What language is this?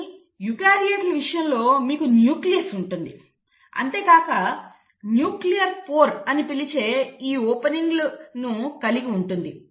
Telugu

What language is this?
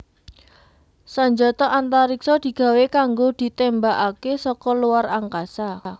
Javanese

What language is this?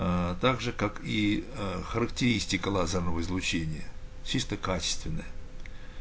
Russian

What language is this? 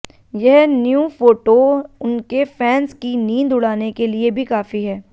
Hindi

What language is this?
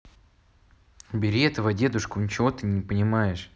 Russian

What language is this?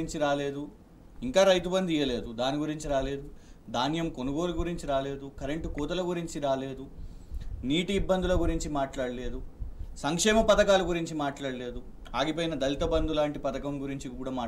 Telugu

